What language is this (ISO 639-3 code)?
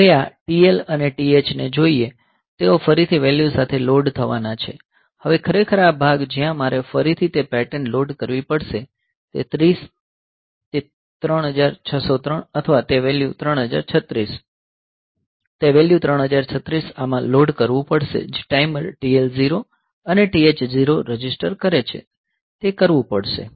guj